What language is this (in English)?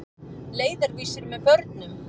Icelandic